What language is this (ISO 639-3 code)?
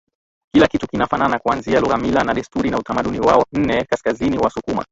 swa